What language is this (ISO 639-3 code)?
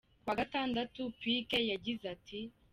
kin